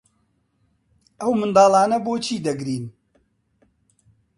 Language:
Central Kurdish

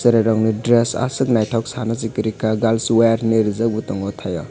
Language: Kok Borok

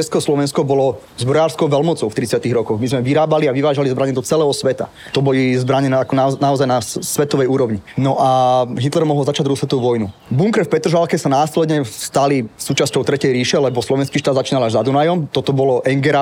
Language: Slovak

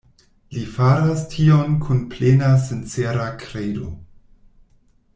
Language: Esperanto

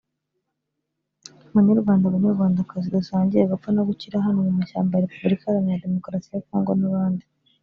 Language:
Kinyarwanda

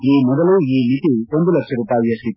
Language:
Kannada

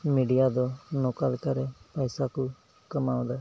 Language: Santali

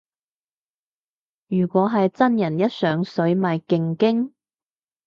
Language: Cantonese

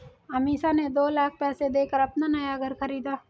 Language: Hindi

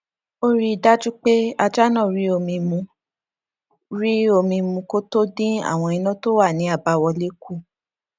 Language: Yoruba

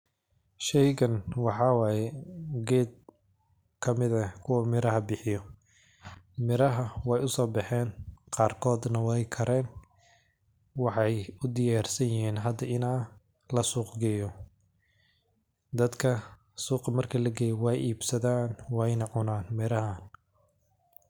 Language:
Somali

